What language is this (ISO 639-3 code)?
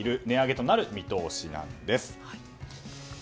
jpn